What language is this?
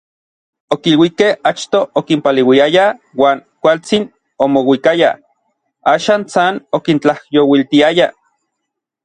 Orizaba Nahuatl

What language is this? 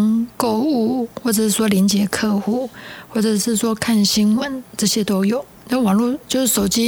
Chinese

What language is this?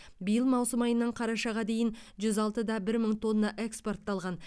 Kazakh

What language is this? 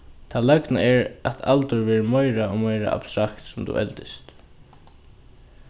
Faroese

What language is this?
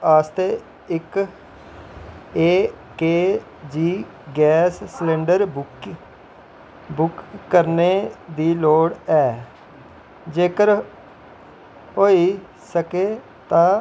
Dogri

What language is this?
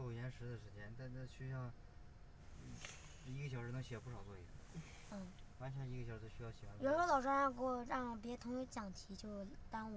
Chinese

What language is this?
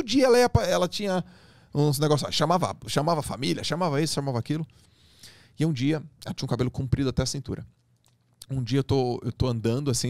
Portuguese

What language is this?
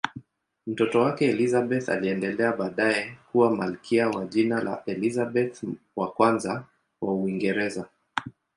Swahili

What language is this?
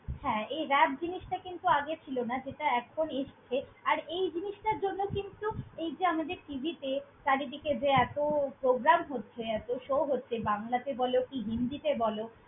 Bangla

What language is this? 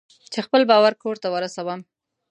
Pashto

